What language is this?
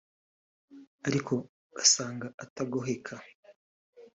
Kinyarwanda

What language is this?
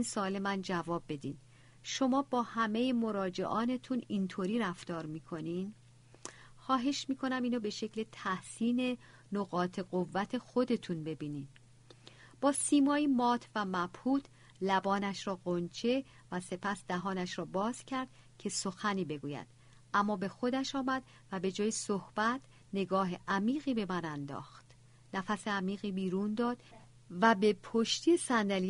Persian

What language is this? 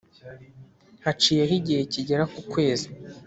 Kinyarwanda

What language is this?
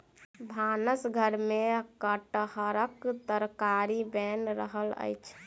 Maithili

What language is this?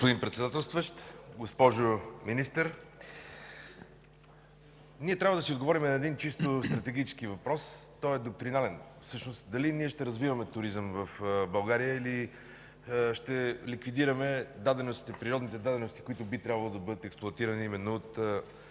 Bulgarian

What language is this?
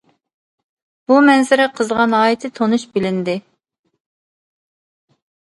Uyghur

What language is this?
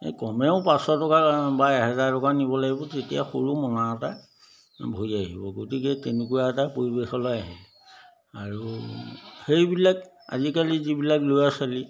Assamese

